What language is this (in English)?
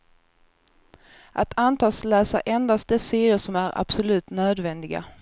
Swedish